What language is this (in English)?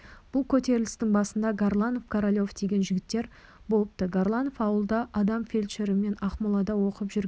Kazakh